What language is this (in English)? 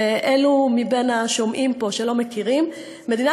Hebrew